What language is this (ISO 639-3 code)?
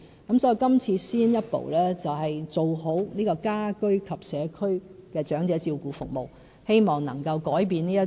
yue